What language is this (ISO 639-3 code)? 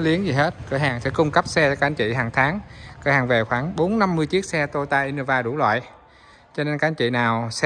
vie